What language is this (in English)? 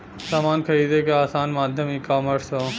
Bhojpuri